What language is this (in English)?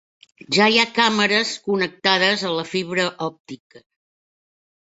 Catalan